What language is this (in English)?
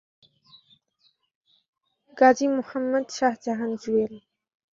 Bangla